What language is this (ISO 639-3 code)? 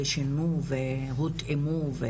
heb